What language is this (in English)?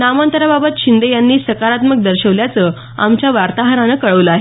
Marathi